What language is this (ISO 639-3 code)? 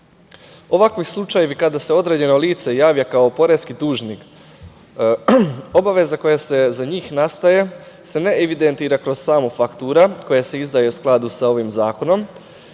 srp